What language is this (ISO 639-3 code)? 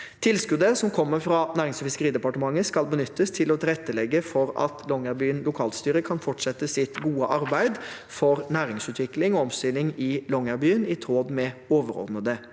nor